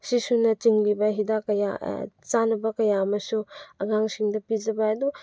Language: Manipuri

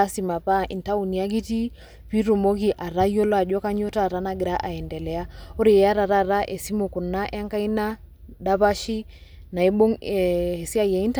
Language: Masai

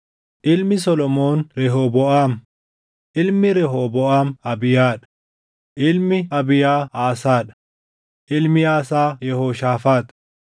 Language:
Oromo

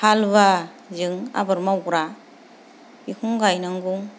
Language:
Bodo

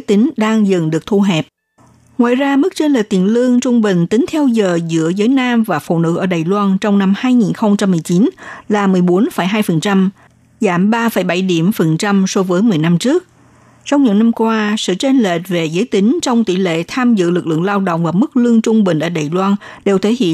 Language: Vietnamese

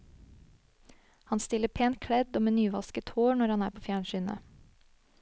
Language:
Norwegian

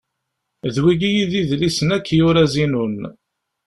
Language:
Kabyle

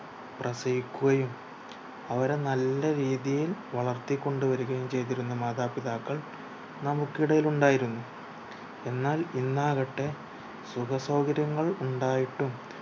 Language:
Malayalam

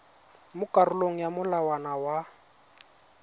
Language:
Tswana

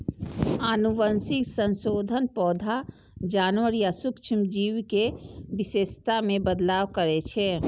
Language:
Maithili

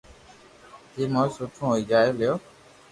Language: Loarki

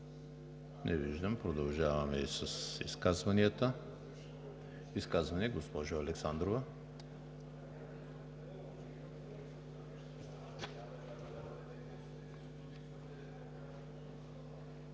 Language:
Bulgarian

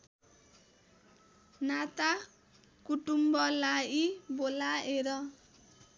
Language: Nepali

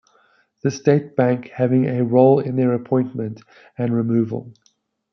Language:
English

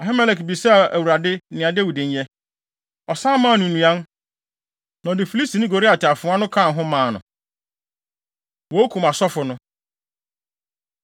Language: Akan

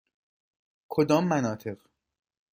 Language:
Persian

